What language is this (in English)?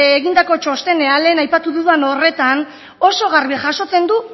Basque